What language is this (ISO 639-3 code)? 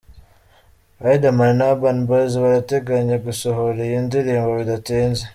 kin